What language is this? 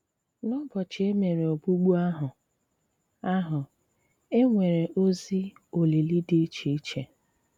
Igbo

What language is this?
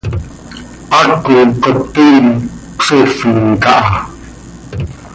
Seri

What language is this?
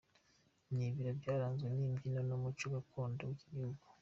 Kinyarwanda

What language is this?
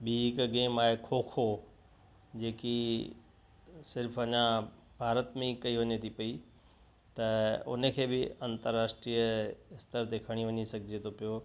Sindhi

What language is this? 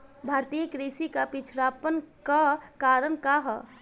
Bhojpuri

